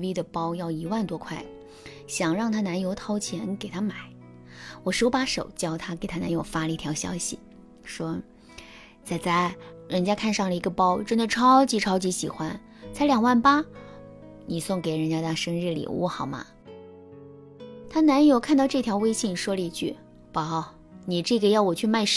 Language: Chinese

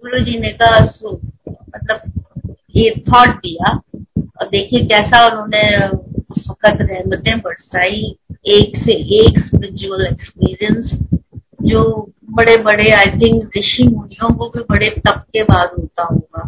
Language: Hindi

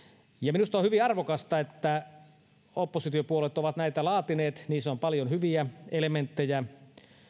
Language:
Finnish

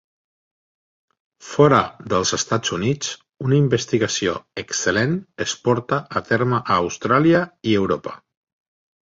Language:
Catalan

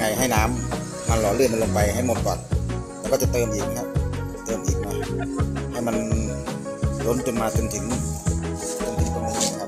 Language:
Thai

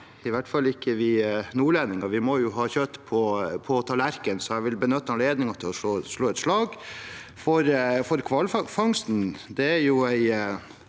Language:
Norwegian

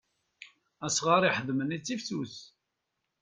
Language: Kabyle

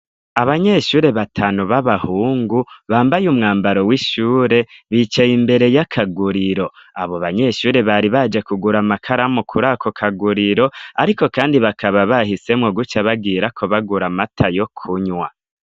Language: Rundi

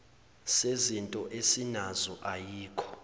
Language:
Zulu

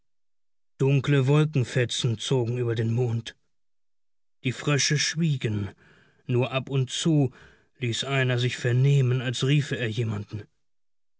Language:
German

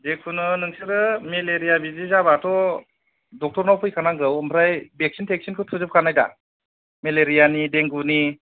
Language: Bodo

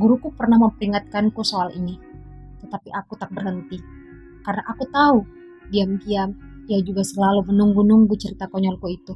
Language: Indonesian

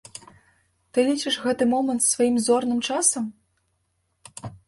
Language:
Belarusian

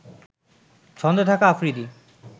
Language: Bangla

